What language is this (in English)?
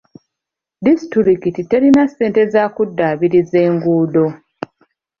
Ganda